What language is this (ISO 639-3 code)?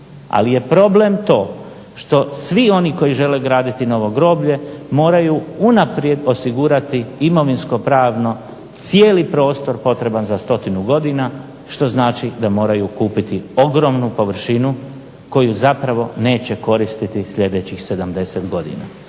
hrv